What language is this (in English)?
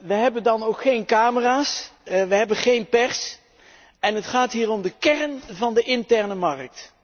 Dutch